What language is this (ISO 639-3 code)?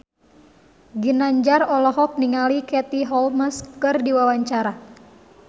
sun